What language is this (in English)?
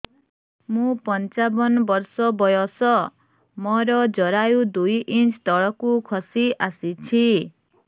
Odia